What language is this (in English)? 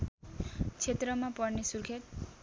Nepali